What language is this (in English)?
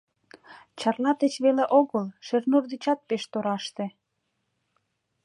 Mari